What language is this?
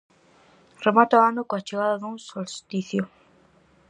Galician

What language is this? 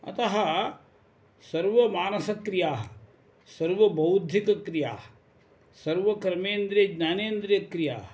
Sanskrit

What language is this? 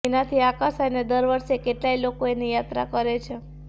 Gujarati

